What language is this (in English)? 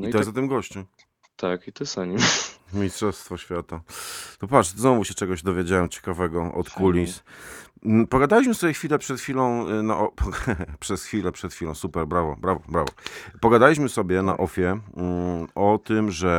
Polish